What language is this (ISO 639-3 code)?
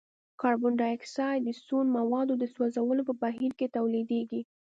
pus